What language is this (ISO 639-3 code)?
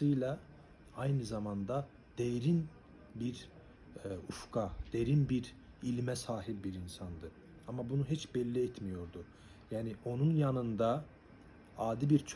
tur